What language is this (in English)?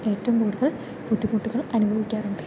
Malayalam